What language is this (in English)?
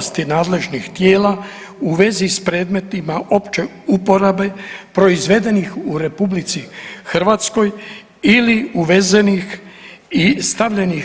Croatian